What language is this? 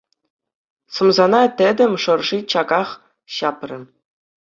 Chuvash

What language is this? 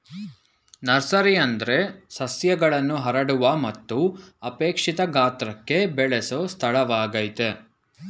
Kannada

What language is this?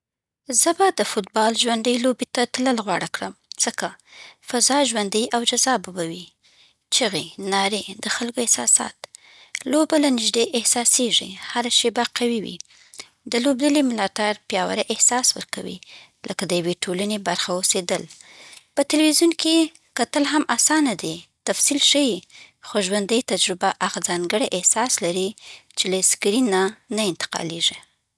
Southern Pashto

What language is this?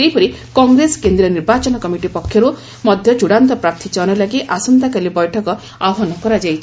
Odia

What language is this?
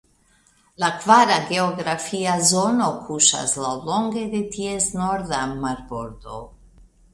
Esperanto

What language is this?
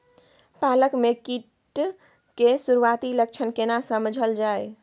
Maithili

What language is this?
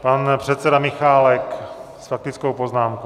Czech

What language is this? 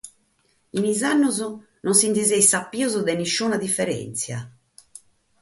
Sardinian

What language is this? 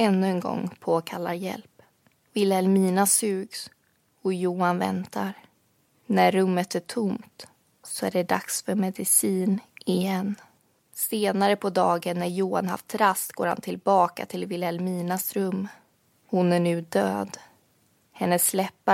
Swedish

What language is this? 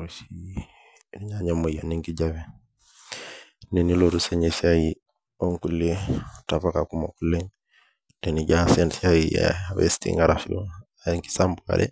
Masai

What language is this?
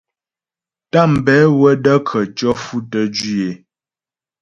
Ghomala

